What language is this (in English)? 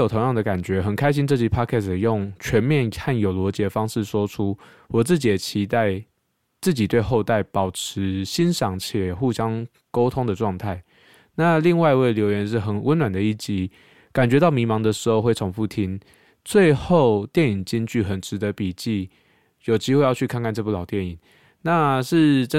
Chinese